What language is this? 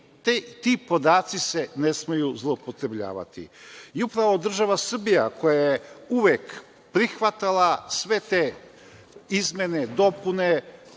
Serbian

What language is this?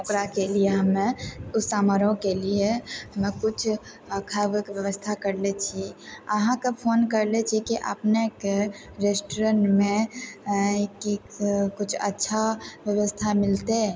Maithili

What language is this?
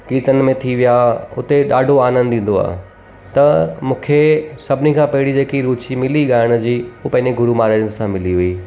Sindhi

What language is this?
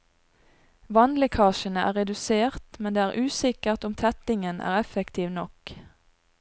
Norwegian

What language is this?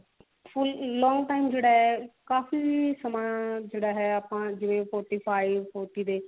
Punjabi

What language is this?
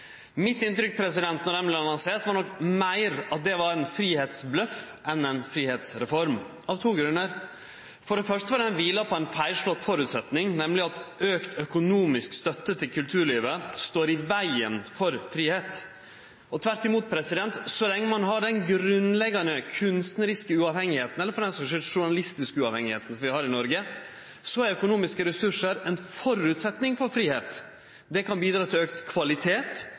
Norwegian Nynorsk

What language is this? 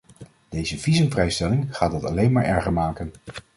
Dutch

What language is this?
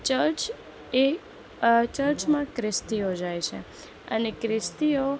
Gujarati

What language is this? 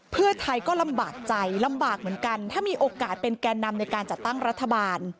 Thai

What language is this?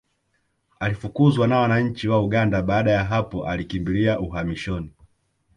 Swahili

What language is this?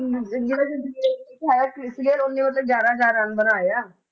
Punjabi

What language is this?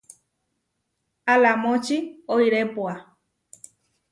Huarijio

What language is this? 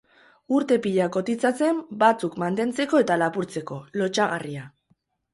Basque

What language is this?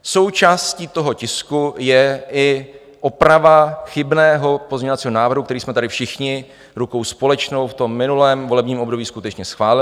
Czech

